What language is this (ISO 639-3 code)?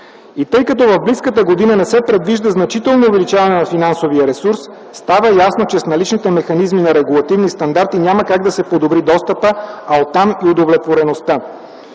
bul